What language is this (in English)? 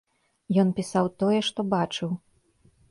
Belarusian